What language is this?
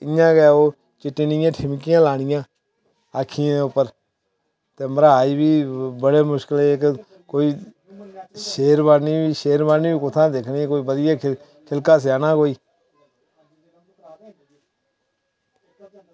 Dogri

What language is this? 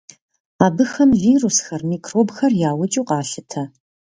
Kabardian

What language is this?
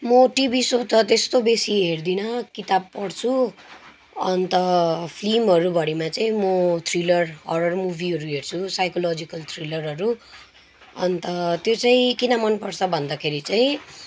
Nepali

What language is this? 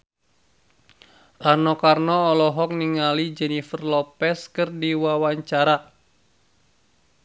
Sundanese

